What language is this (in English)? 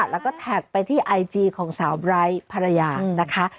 Thai